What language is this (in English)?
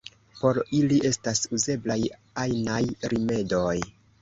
Esperanto